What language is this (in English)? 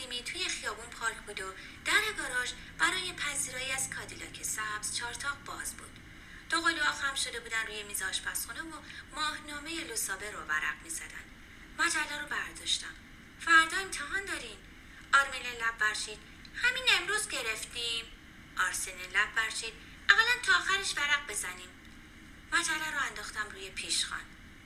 Persian